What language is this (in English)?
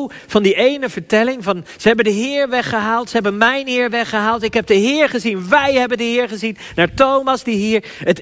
Dutch